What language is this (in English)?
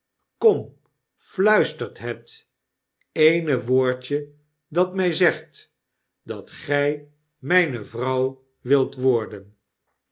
Dutch